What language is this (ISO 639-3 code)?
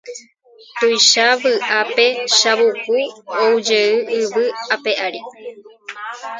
grn